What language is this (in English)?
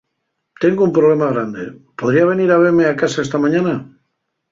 Asturian